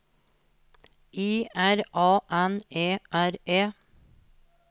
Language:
Norwegian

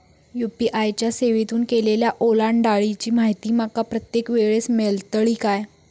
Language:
Marathi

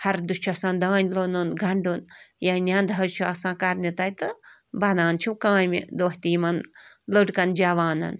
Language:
Kashmiri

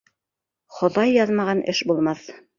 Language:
Bashkir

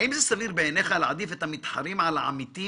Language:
Hebrew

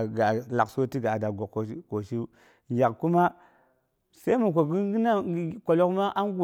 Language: Boghom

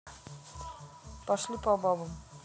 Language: Russian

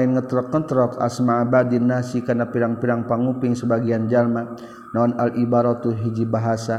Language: Malay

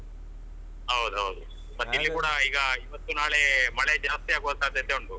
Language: Kannada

